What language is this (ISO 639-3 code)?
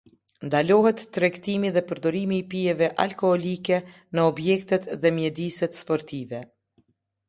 sqi